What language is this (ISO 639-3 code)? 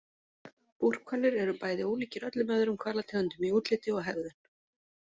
isl